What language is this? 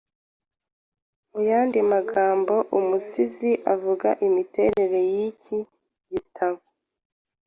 Kinyarwanda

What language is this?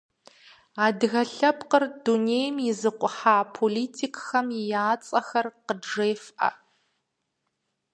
Kabardian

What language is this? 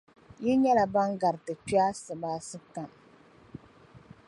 Dagbani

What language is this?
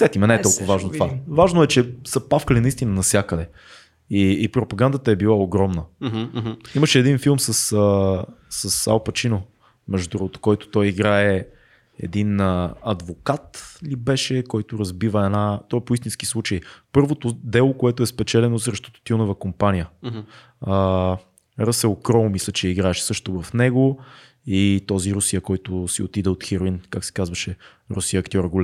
Bulgarian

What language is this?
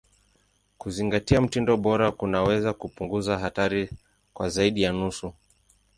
Swahili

